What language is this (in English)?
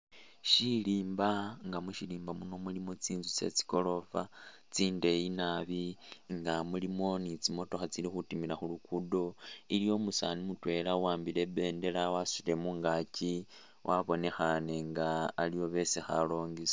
Masaaba